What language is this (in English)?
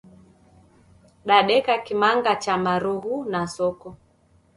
Taita